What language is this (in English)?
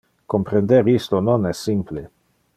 Interlingua